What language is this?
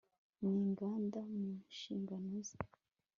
Kinyarwanda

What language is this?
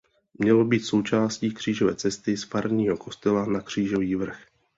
Czech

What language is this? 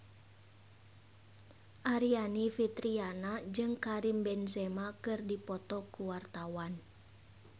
Sundanese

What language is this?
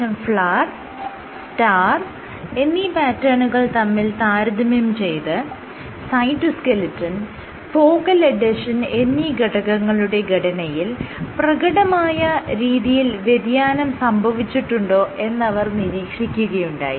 Malayalam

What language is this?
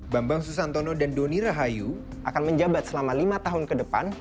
Indonesian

